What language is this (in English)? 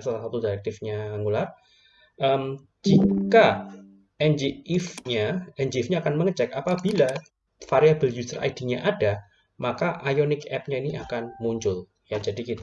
Indonesian